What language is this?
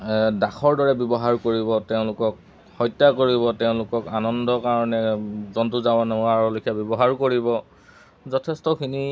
Assamese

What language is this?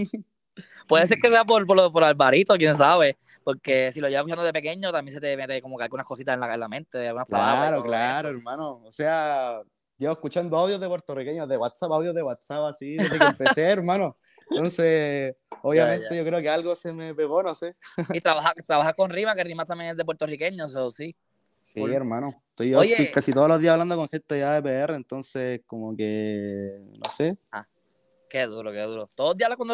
Spanish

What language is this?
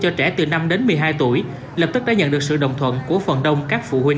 Vietnamese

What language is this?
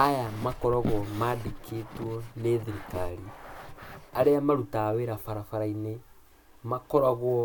Kikuyu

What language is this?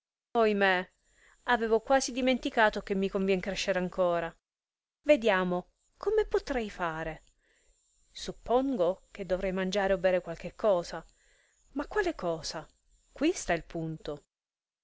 Italian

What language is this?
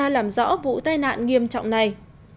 Vietnamese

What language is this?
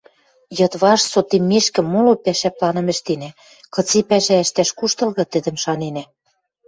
Western Mari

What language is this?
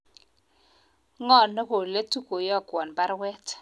Kalenjin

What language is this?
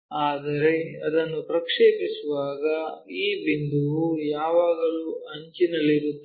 Kannada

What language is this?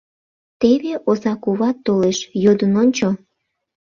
Mari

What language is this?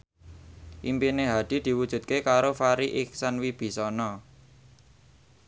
Javanese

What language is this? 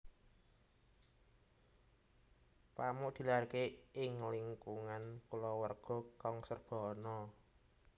Javanese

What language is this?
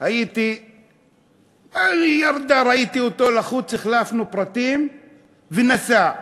Hebrew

